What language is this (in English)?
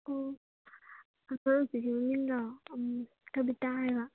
Manipuri